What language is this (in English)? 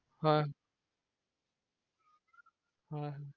Assamese